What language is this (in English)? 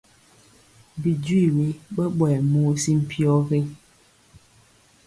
Mpiemo